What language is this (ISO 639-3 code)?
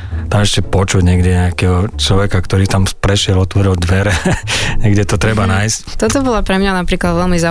slk